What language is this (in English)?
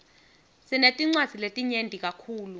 Swati